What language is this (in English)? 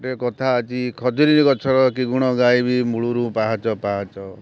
Odia